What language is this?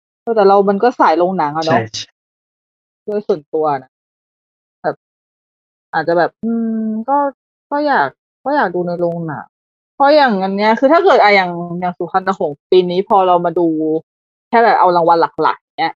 Thai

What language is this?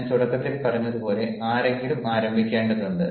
Malayalam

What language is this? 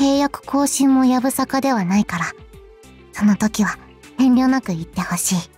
Japanese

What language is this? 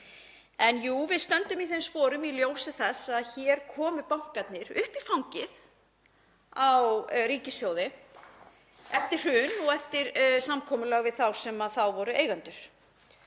Icelandic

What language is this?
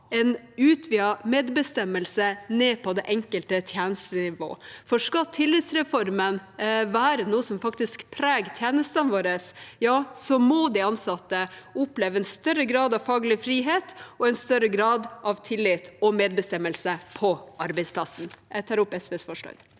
Norwegian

